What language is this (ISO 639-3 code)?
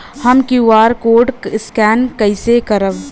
bho